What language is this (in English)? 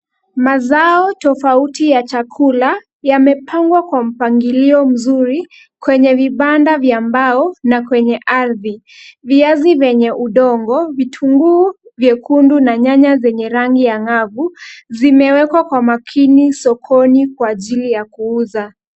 Swahili